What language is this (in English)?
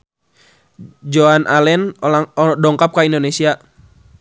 Sundanese